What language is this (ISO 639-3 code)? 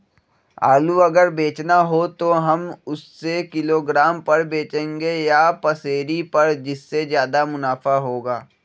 mag